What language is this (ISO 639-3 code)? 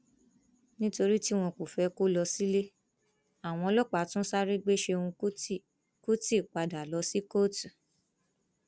yor